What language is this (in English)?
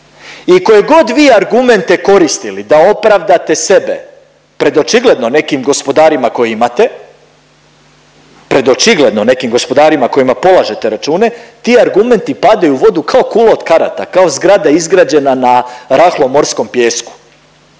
Croatian